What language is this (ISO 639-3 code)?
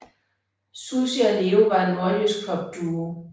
dan